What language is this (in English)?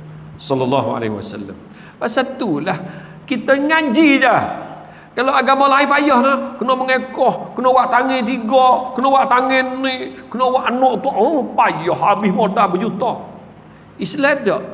Malay